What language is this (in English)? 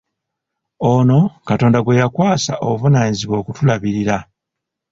Ganda